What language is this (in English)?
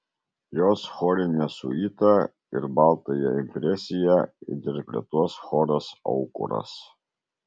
Lithuanian